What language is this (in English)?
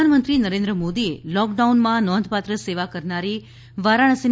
Gujarati